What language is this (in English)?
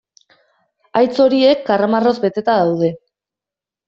Basque